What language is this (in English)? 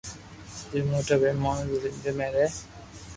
Loarki